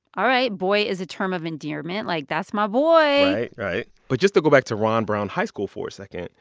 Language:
English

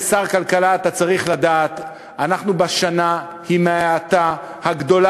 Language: Hebrew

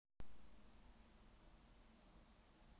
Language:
Russian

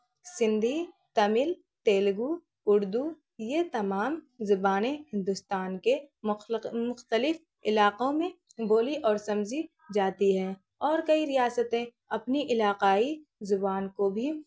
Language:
Urdu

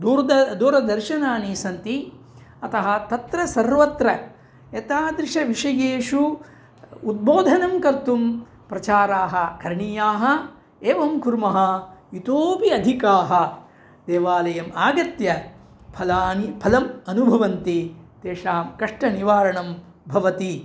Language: Sanskrit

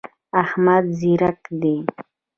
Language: Pashto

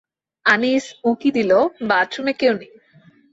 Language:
Bangla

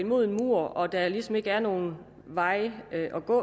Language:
Danish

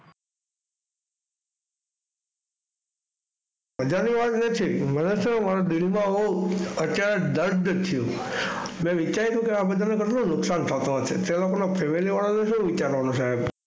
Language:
Gujarati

